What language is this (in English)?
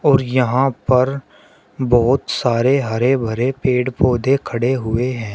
Hindi